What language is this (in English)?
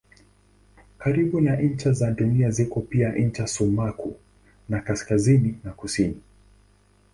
Swahili